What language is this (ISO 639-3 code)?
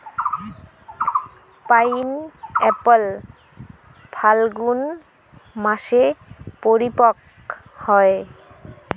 ben